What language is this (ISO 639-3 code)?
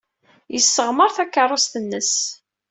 kab